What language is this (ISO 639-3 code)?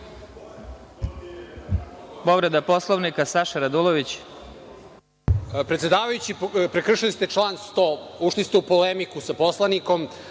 srp